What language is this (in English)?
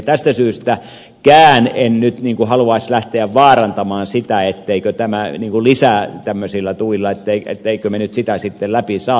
Finnish